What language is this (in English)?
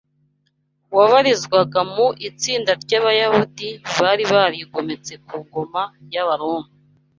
Kinyarwanda